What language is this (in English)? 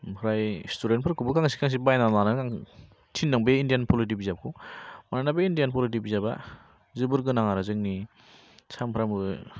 Bodo